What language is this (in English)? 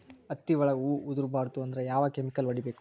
Kannada